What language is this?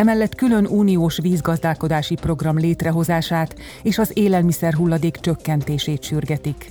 Hungarian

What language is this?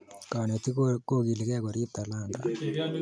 Kalenjin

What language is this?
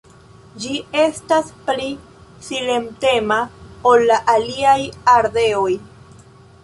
Esperanto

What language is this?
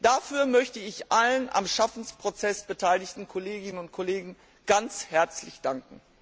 German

